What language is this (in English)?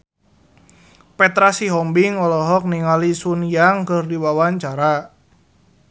Sundanese